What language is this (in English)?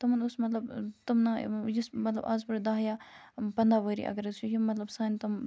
Kashmiri